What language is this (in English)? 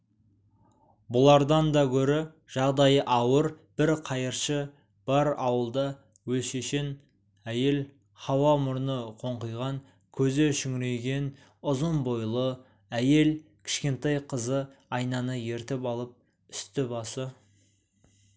Kazakh